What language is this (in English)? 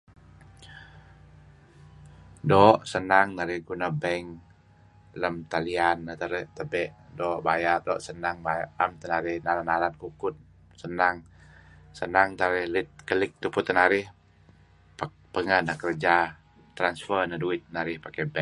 Kelabit